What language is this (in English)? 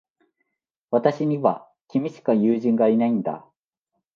Japanese